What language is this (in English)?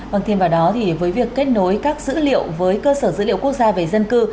Vietnamese